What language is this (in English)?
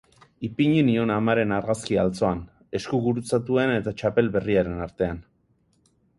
Basque